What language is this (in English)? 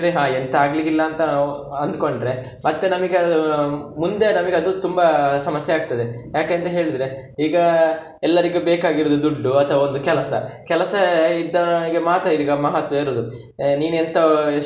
Kannada